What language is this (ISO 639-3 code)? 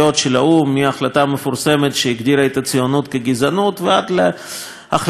heb